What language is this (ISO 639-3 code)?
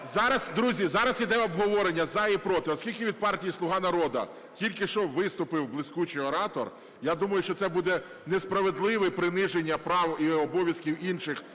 ukr